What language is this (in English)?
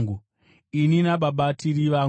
Shona